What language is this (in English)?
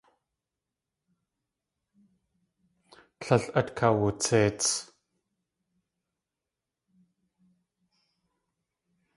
Tlingit